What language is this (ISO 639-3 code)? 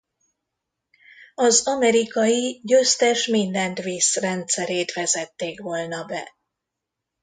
hun